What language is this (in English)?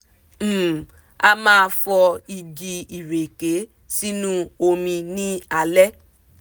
Yoruba